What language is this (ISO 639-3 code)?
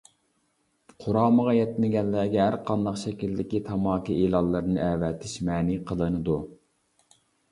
uig